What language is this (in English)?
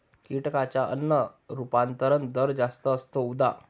Marathi